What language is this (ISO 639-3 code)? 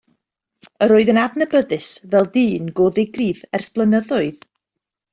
cym